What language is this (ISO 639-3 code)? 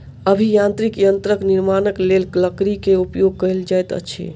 mai